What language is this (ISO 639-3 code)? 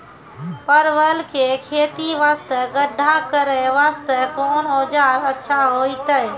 mai